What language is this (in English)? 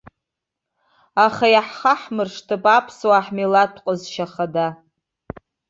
Abkhazian